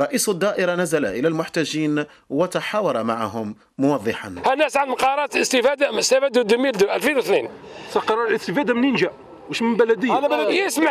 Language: Arabic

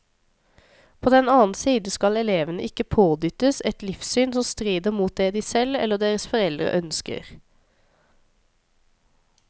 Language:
Norwegian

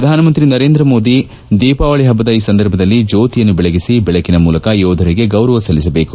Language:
Kannada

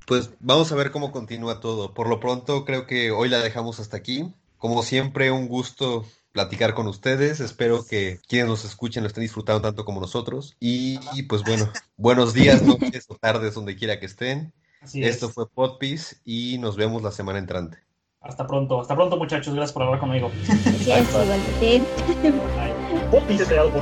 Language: Spanish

